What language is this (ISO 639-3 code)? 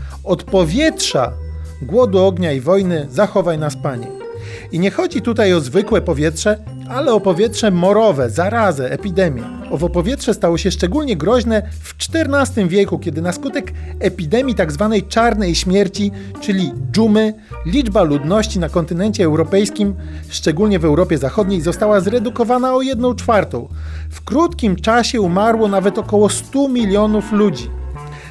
pol